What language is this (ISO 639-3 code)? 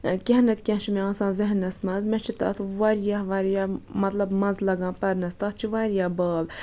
kas